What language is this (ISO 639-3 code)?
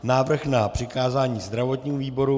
ces